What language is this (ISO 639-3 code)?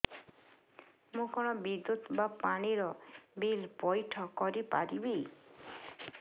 ori